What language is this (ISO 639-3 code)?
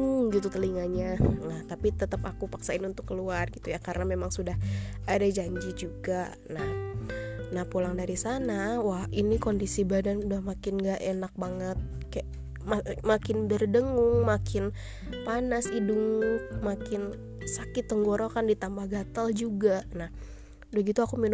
ind